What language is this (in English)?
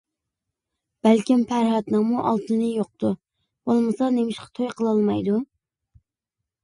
Uyghur